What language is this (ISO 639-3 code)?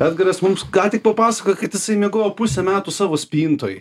lit